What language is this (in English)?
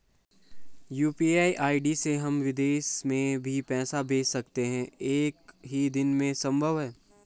Hindi